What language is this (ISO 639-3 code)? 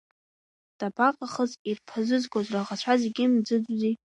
abk